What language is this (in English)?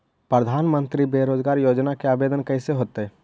Magahi